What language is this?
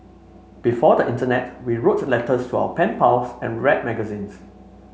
English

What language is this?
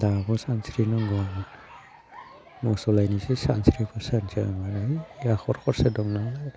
Bodo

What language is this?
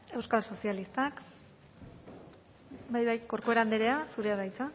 Basque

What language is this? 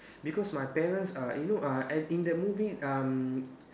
English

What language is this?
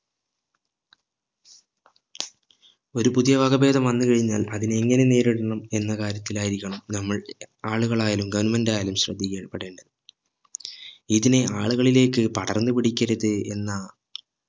Malayalam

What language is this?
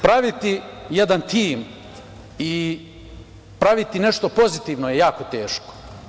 Serbian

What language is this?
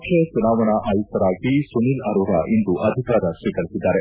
Kannada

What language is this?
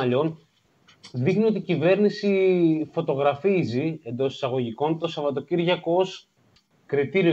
Greek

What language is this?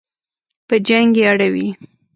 Pashto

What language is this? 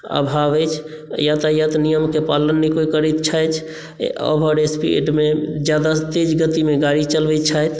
Maithili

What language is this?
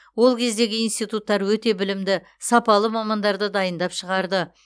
Kazakh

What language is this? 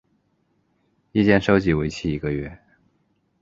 Chinese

